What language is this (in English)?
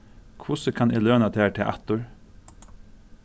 Faroese